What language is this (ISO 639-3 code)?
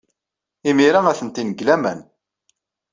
kab